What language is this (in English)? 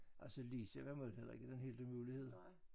Danish